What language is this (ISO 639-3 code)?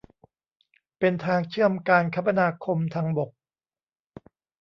tha